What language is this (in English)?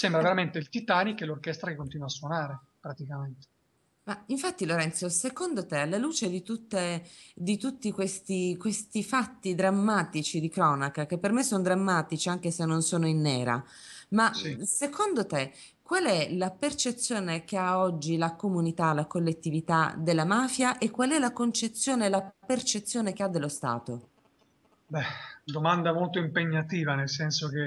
Italian